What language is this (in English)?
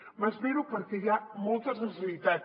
Catalan